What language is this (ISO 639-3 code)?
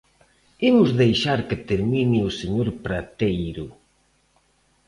glg